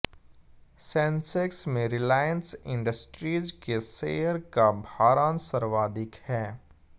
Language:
Hindi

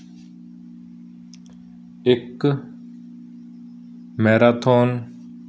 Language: Punjabi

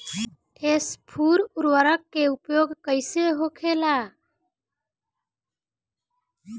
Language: Bhojpuri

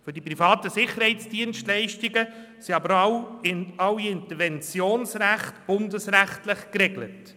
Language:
Swiss German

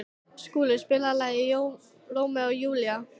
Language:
Icelandic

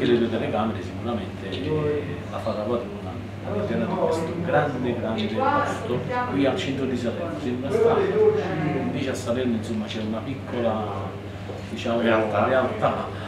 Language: Italian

